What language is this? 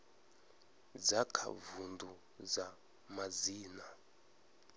Venda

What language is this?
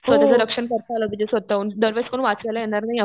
Marathi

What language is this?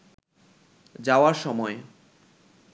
Bangla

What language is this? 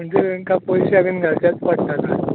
Konkani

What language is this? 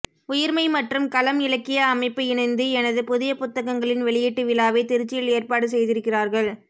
Tamil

